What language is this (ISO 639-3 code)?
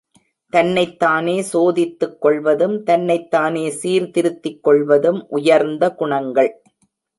tam